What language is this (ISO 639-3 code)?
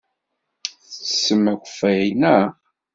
kab